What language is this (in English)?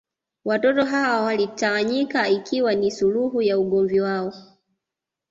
Swahili